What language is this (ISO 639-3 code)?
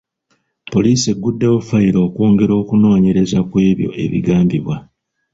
lug